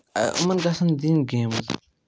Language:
Kashmiri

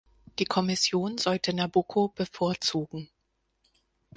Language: German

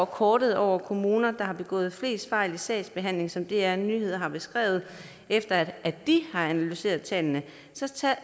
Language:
Danish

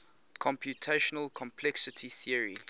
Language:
English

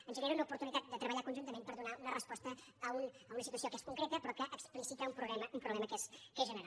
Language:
Catalan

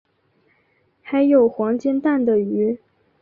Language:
Chinese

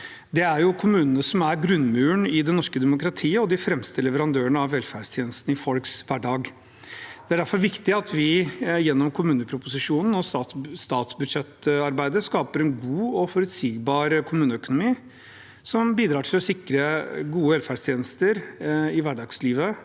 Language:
Norwegian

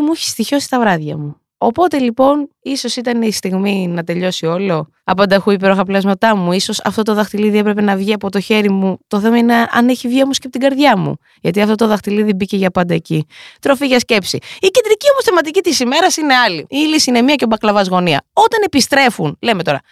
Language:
Greek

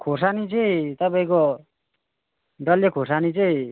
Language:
Nepali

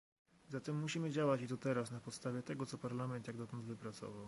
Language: Polish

